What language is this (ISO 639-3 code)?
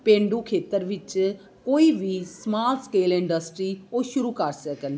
pan